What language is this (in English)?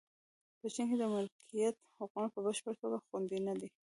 Pashto